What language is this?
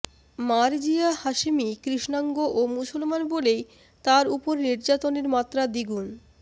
Bangla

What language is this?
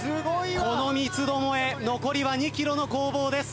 Japanese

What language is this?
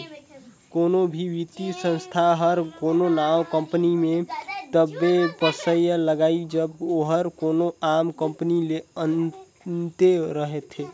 Chhattisgarhi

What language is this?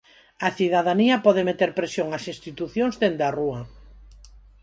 Galician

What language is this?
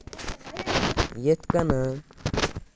Kashmiri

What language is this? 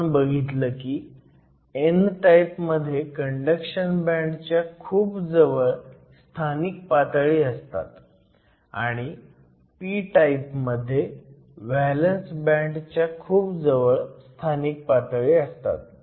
Marathi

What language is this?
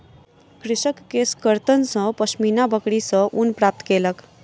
Maithili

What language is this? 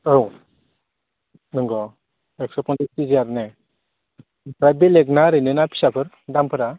Bodo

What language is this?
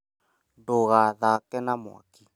Kikuyu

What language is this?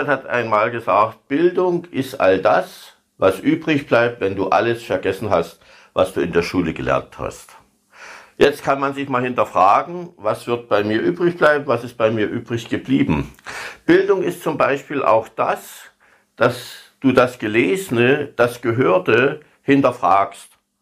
German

